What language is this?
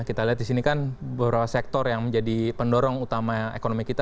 Indonesian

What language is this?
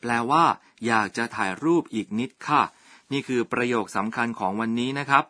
Thai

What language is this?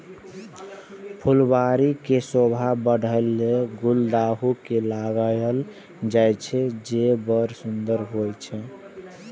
Maithili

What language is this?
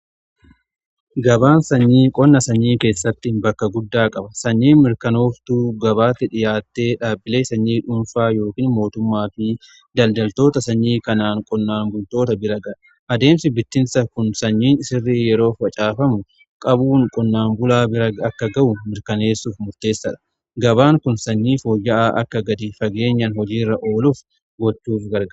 Oromo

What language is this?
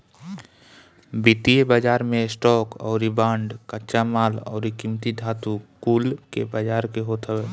Bhojpuri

